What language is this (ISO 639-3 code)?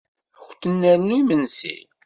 kab